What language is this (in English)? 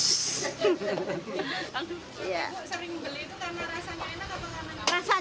Indonesian